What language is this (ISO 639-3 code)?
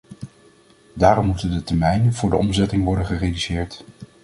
nld